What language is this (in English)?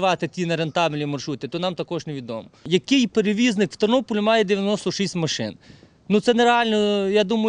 Ukrainian